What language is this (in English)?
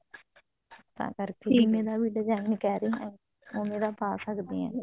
Punjabi